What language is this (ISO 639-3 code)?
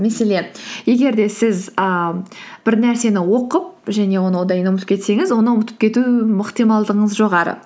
kaz